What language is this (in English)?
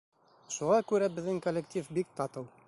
Bashkir